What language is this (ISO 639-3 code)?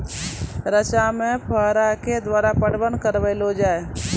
mai